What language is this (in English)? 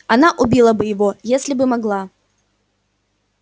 Russian